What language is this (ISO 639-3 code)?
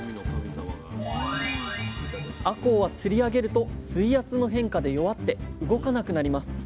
jpn